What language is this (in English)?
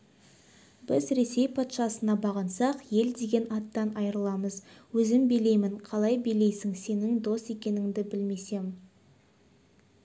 Kazakh